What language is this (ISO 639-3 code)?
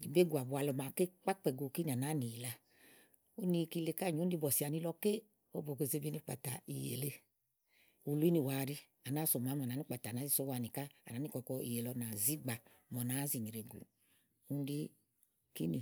ahl